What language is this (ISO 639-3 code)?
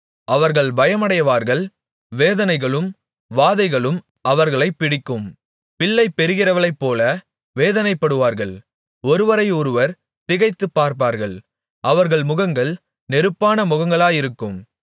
tam